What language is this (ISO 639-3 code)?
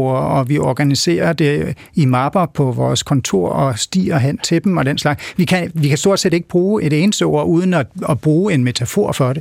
dan